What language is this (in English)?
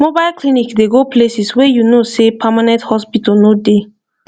Nigerian Pidgin